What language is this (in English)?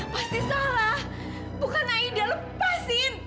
Indonesian